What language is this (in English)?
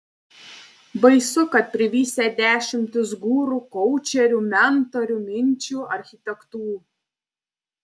Lithuanian